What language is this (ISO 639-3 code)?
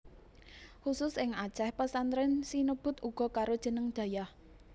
jav